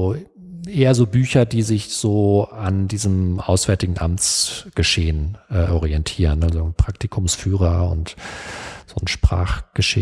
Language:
German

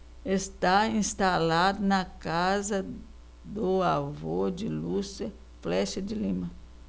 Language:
Portuguese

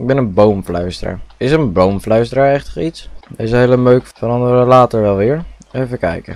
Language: Dutch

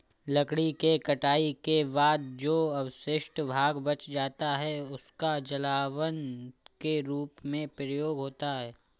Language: Hindi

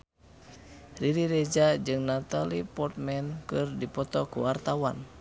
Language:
Sundanese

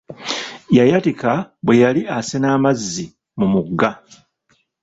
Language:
Ganda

